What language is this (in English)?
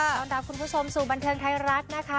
Thai